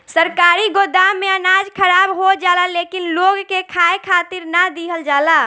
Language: Bhojpuri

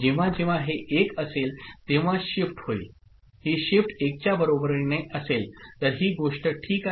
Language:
Marathi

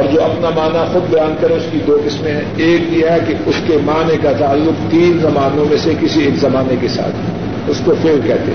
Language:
Urdu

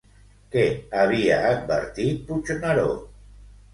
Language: Catalan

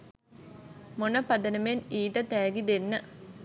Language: Sinhala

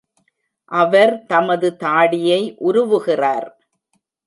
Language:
Tamil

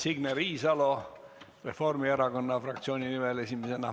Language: Estonian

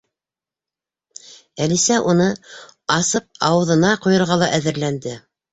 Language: Bashkir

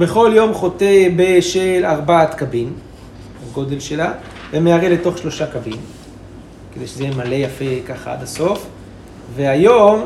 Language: Hebrew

